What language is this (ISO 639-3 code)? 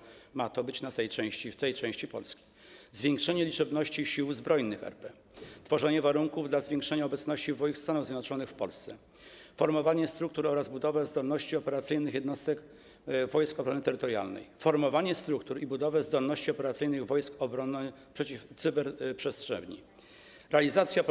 pol